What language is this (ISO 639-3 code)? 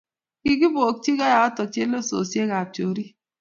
kln